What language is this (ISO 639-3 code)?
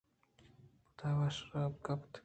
bgp